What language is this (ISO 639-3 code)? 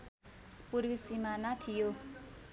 nep